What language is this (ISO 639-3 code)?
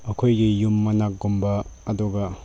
mni